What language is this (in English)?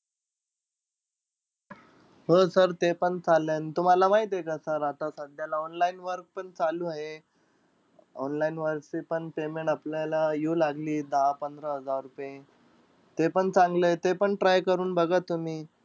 Marathi